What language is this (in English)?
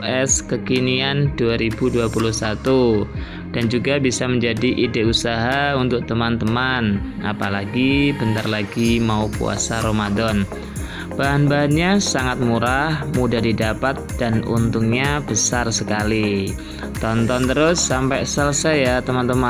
Indonesian